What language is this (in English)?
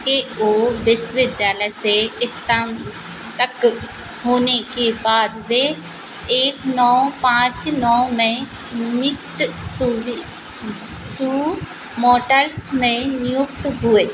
Hindi